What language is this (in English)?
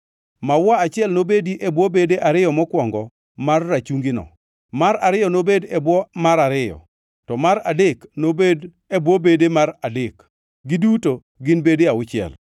Luo (Kenya and Tanzania)